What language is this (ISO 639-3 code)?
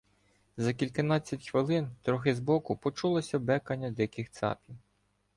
ukr